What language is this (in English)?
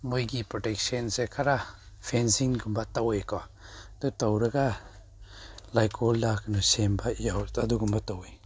Manipuri